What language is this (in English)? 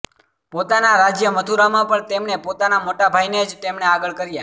Gujarati